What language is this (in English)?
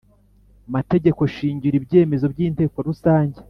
Kinyarwanda